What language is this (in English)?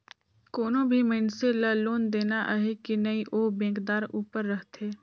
Chhattisgarhi